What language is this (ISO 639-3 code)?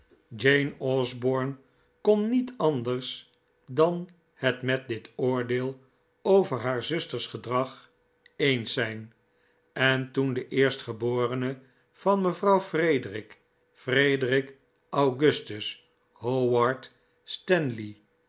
nld